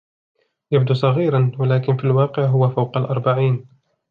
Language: Arabic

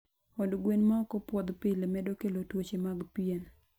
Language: Luo (Kenya and Tanzania)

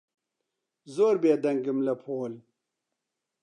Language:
Central Kurdish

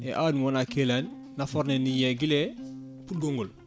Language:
Fula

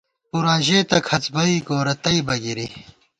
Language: Gawar-Bati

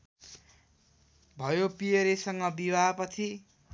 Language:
Nepali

